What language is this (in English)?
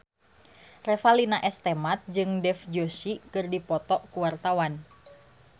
Sundanese